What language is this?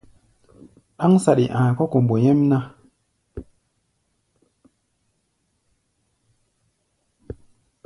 Gbaya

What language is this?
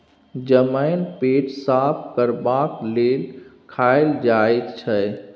Maithili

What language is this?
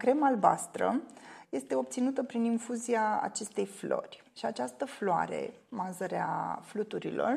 Romanian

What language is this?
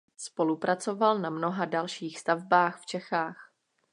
Czech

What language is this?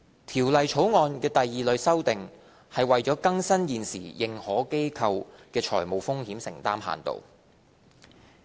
Cantonese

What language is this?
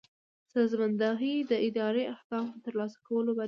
Pashto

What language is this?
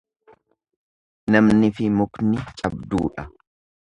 Oromo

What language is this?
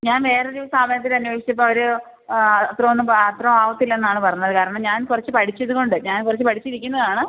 Malayalam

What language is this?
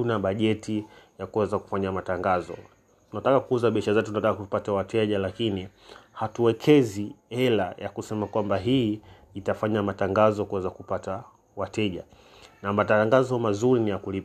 Swahili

